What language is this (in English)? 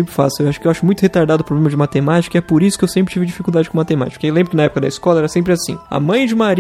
Portuguese